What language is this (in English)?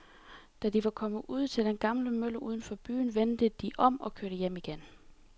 Danish